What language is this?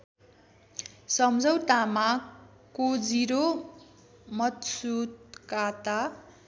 Nepali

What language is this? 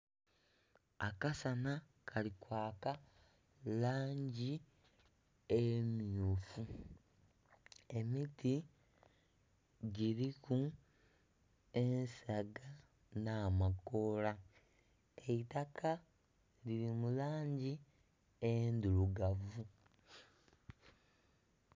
Soga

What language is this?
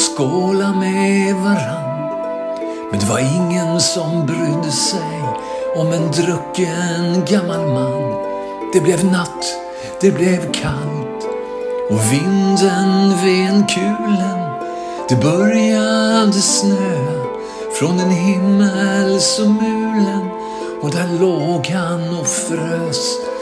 Swedish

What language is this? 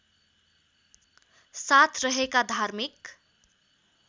Nepali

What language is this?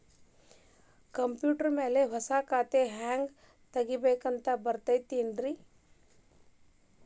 Kannada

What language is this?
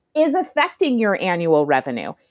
English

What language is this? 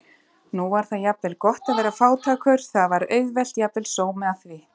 Icelandic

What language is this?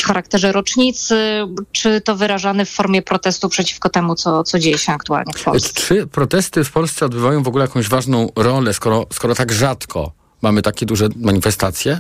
Polish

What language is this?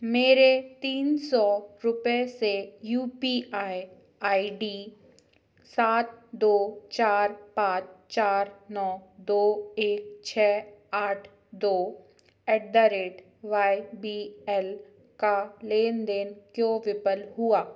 Hindi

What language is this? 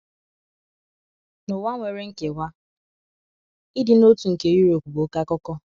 Igbo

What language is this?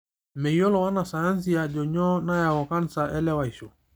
Masai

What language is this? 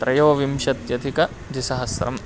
Sanskrit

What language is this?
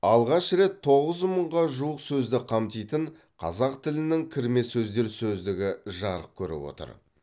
Kazakh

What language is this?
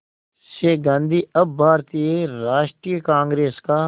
Hindi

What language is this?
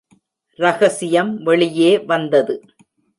Tamil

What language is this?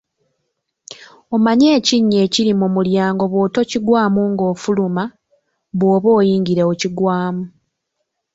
Ganda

